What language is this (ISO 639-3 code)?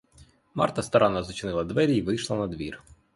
ukr